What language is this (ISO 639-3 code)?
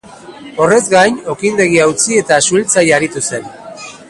eus